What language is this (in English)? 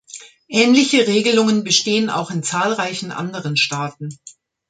German